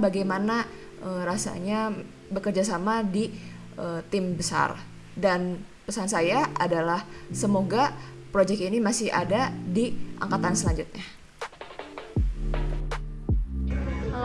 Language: Indonesian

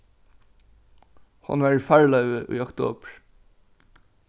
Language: Faroese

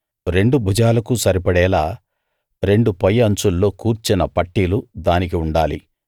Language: Telugu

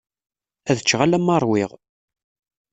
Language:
Kabyle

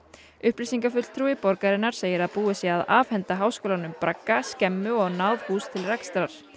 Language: Icelandic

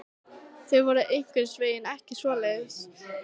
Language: Icelandic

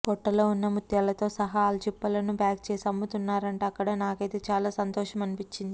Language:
Telugu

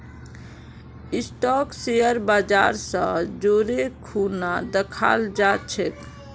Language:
Magahi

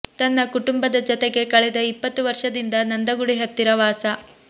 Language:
Kannada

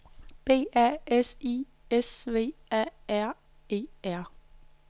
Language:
Danish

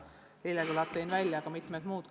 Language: Estonian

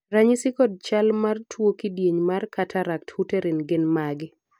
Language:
Luo (Kenya and Tanzania)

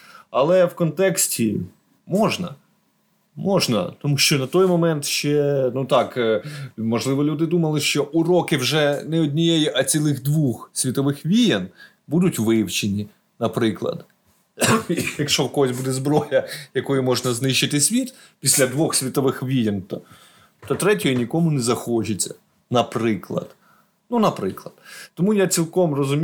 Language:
Ukrainian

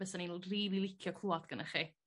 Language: Welsh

